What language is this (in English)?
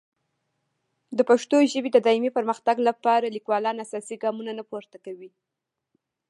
Pashto